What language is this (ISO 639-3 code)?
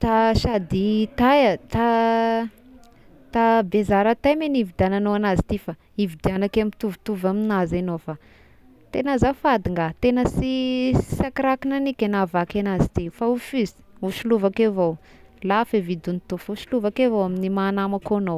tkg